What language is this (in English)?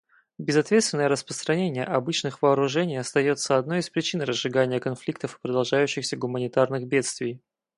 Russian